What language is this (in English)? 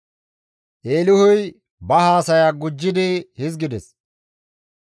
Gamo